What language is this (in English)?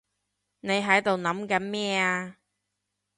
Cantonese